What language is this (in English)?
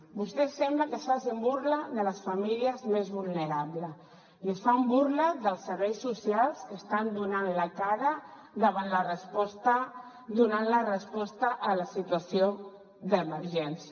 Catalan